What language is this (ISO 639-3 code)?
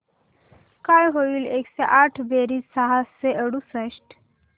mar